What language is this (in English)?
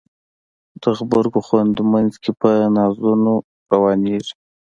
Pashto